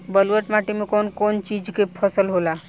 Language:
Bhojpuri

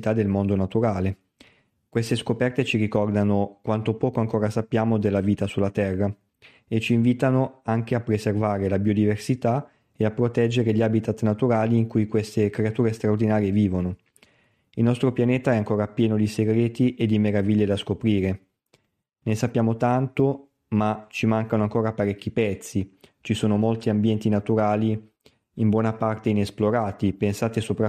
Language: Italian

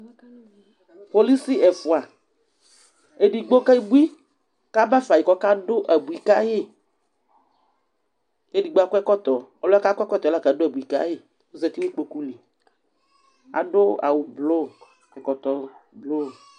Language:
Ikposo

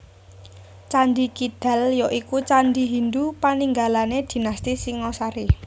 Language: Javanese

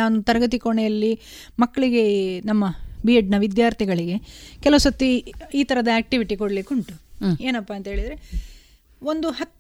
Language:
Kannada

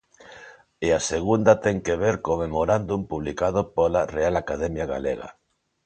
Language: Galician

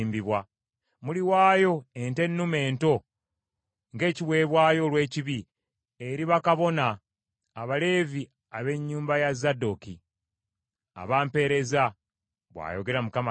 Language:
Ganda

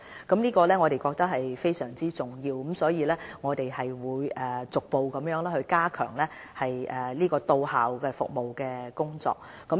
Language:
Cantonese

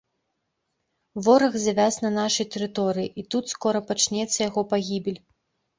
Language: Belarusian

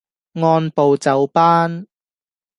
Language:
Cantonese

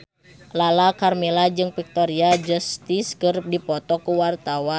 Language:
Sundanese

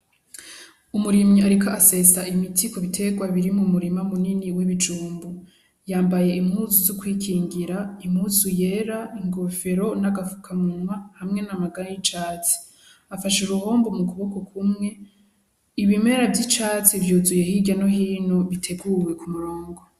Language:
Rundi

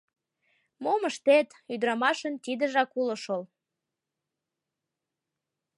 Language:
Mari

